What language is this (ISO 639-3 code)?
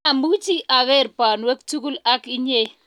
kln